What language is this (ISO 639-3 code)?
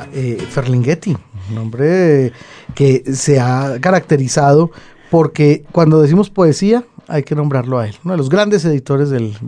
spa